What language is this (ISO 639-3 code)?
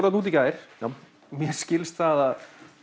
isl